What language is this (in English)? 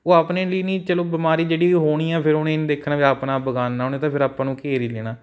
Punjabi